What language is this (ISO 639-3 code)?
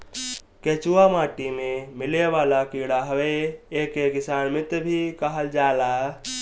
bho